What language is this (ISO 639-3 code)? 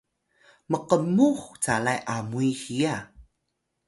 tay